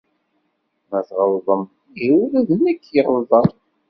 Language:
Kabyle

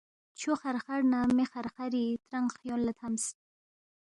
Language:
Balti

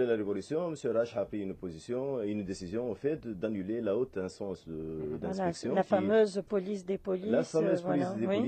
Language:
French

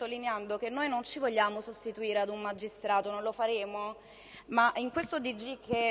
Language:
Italian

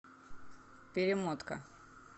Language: Russian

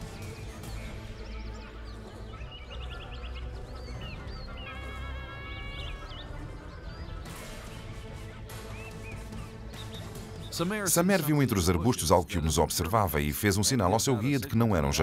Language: Portuguese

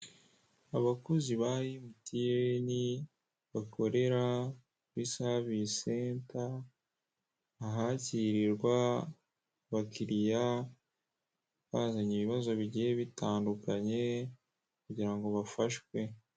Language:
Kinyarwanda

